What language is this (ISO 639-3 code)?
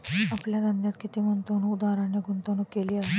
mar